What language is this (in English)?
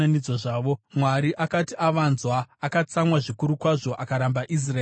Shona